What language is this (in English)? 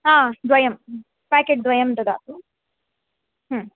Sanskrit